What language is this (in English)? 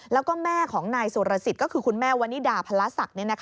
Thai